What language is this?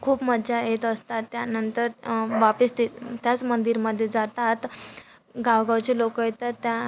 Marathi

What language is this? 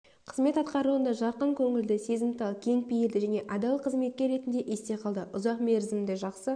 Kazakh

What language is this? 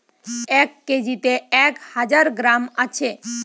Bangla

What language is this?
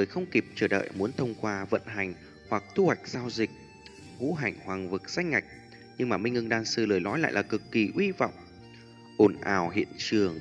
Vietnamese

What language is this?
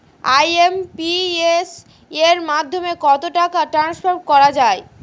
Bangla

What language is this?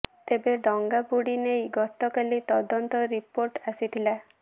Odia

